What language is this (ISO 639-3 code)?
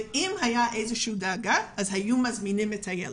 heb